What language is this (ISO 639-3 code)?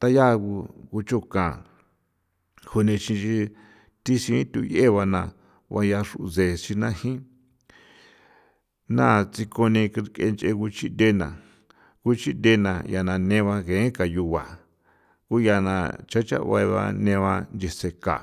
pow